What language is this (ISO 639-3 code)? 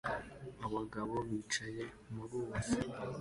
kin